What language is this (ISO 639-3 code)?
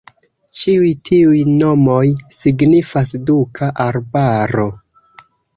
epo